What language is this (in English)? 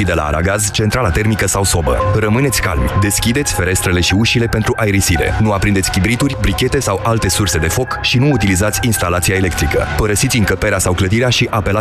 Romanian